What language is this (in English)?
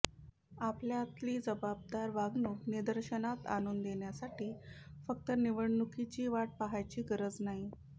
Marathi